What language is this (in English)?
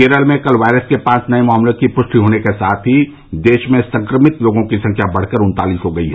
Hindi